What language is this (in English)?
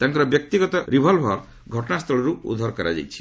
Odia